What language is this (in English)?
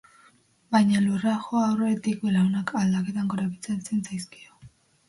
Basque